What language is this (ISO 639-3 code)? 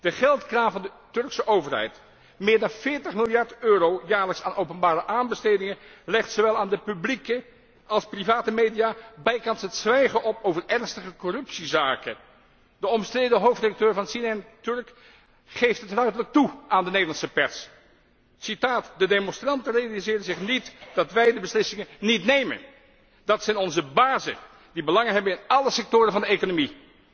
nld